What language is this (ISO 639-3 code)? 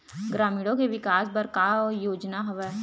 hne